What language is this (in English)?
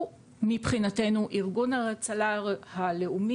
Hebrew